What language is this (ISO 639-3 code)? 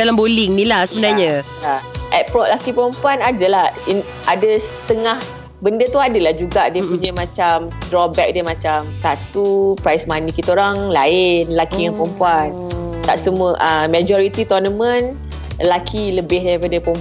msa